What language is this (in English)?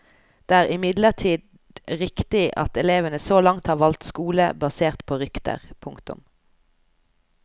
Norwegian